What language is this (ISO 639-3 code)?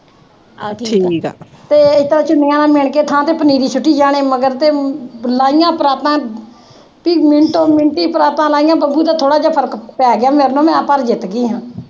pan